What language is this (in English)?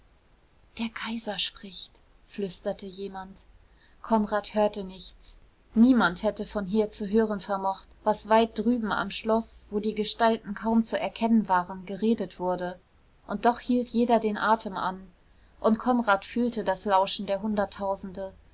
German